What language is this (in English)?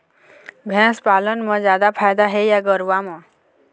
Chhattisgarhi